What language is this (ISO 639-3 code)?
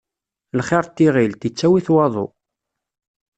kab